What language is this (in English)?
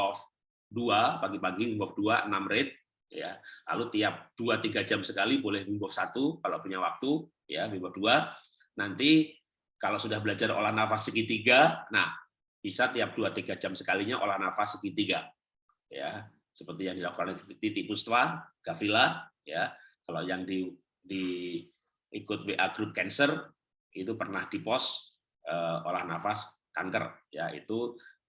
Indonesian